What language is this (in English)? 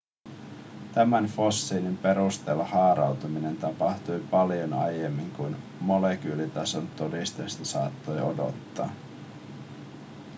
Finnish